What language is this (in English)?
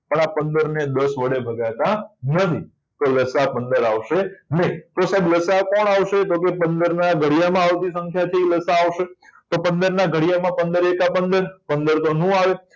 Gujarati